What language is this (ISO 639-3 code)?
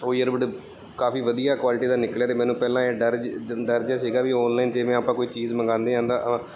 pan